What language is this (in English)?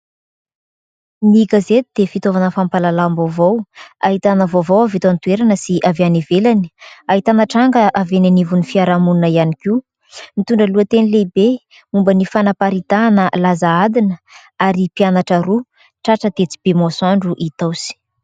Malagasy